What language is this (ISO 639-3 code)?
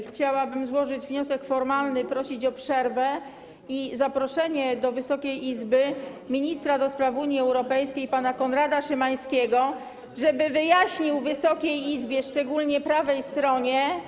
pol